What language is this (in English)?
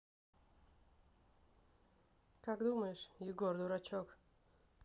Russian